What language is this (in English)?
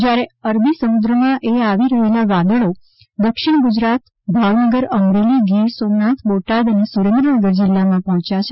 Gujarati